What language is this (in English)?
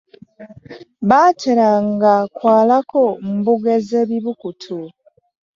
Ganda